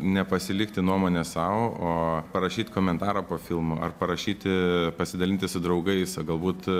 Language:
Lithuanian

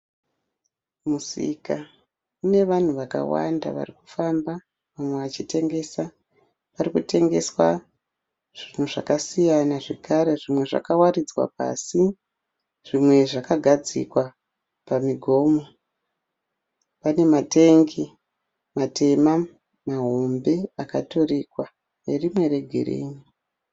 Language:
Shona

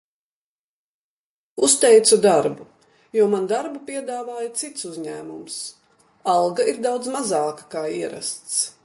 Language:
Latvian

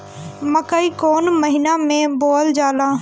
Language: Bhojpuri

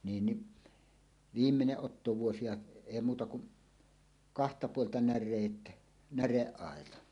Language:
Finnish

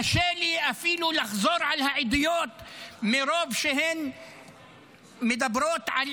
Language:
Hebrew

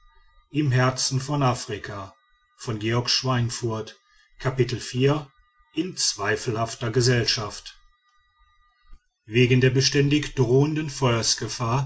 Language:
German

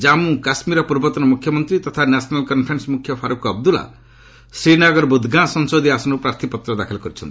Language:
Odia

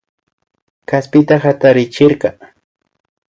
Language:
Imbabura Highland Quichua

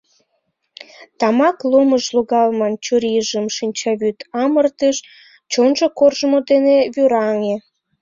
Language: Mari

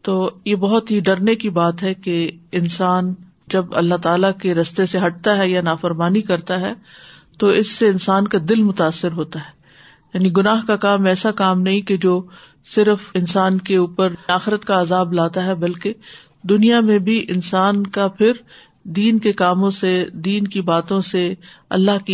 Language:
Urdu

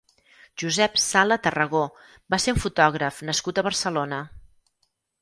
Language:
Catalan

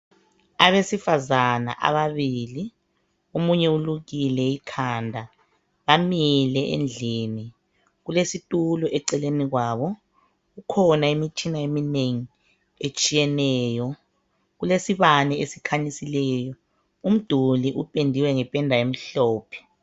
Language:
North Ndebele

